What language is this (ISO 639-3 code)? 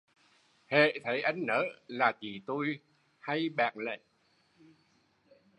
vie